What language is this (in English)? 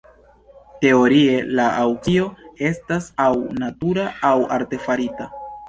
Esperanto